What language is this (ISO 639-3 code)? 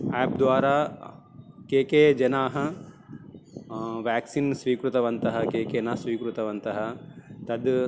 san